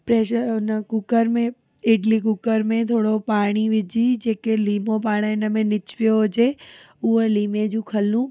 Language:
Sindhi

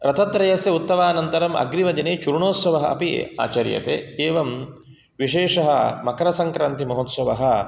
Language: Sanskrit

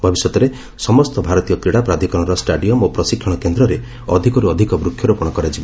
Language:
Odia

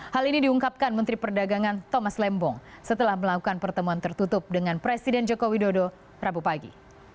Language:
Indonesian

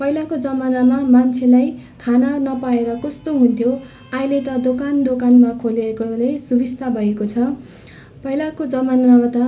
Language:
Nepali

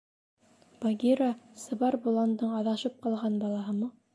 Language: Bashkir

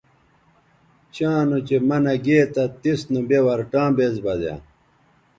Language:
Bateri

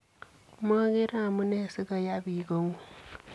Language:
Kalenjin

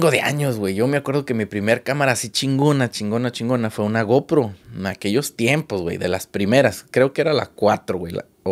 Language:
Spanish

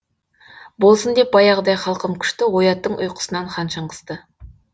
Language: Kazakh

